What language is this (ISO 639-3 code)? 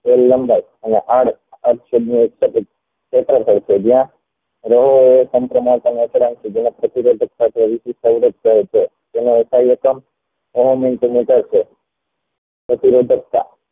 guj